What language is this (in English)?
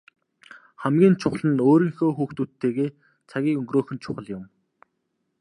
Mongolian